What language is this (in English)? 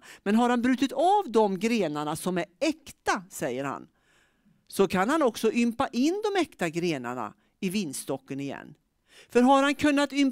Swedish